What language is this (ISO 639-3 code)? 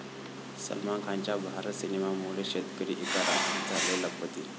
mar